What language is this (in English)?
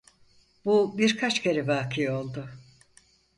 Turkish